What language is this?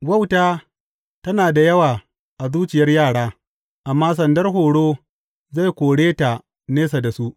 Hausa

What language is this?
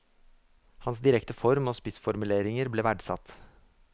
Norwegian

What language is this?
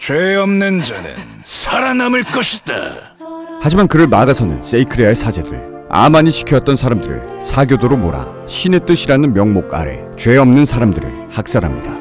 Korean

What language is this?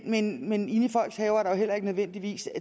Danish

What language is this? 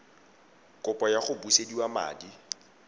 Tswana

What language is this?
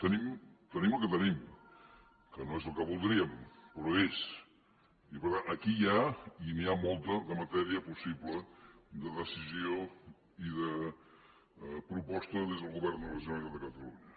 Catalan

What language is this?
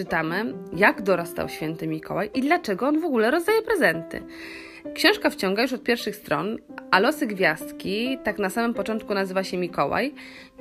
Polish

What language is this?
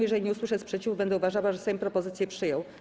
Polish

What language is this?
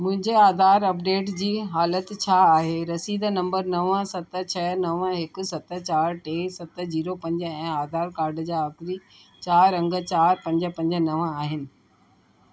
Sindhi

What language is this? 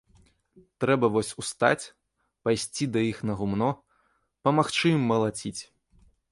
Belarusian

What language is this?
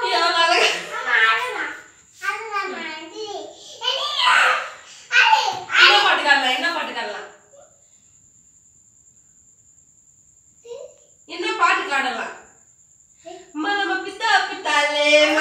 Arabic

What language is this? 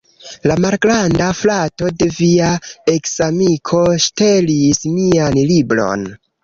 Esperanto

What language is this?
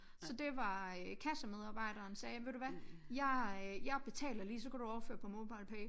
Danish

